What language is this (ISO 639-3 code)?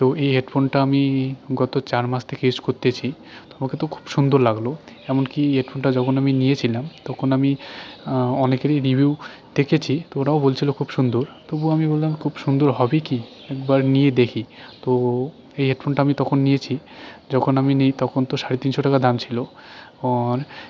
ben